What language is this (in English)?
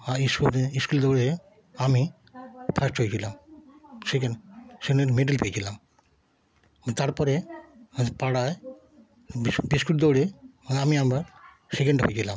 Bangla